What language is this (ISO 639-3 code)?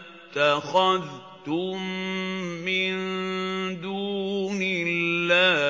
ara